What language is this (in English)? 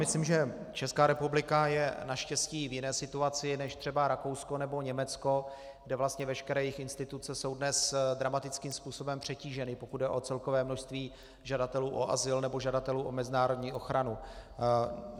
Czech